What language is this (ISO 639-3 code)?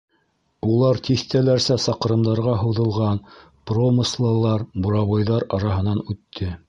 bak